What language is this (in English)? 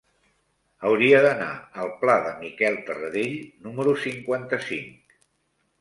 Catalan